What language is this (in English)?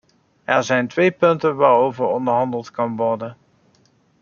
Dutch